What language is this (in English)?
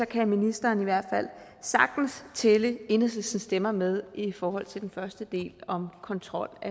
Danish